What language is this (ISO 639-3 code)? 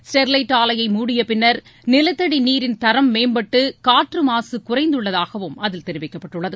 tam